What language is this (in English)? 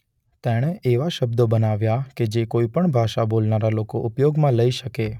Gujarati